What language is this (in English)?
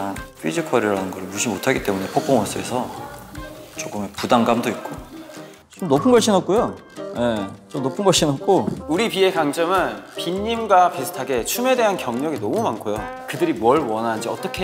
Korean